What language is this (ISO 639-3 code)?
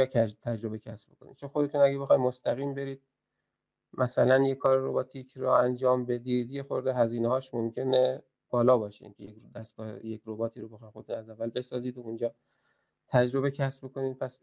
fas